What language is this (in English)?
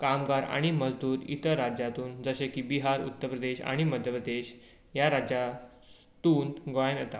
Konkani